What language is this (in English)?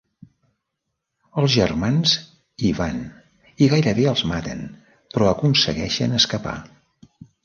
Catalan